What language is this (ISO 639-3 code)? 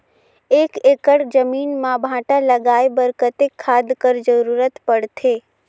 hne